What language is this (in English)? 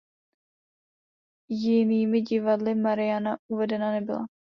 Czech